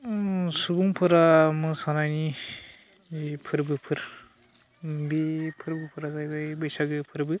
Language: Bodo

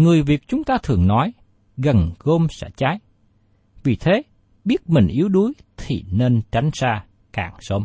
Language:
Vietnamese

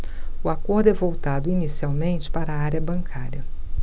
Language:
Portuguese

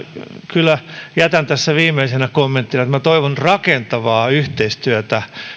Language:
Finnish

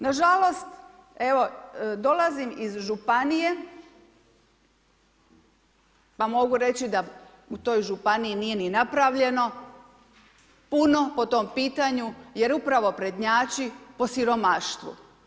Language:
Croatian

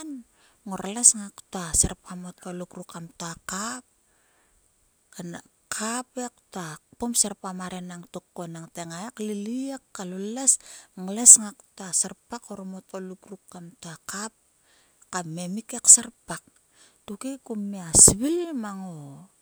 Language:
Sulka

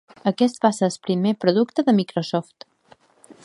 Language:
Catalan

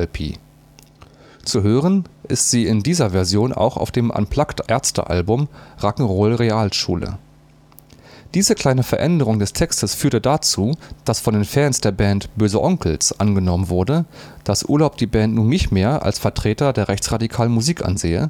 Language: German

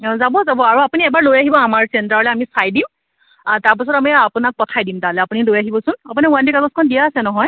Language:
Assamese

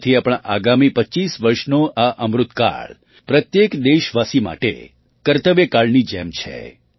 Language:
Gujarati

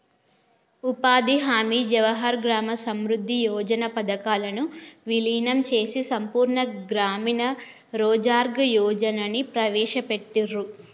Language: Telugu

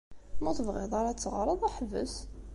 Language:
Kabyle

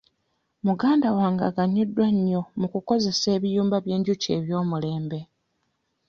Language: Ganda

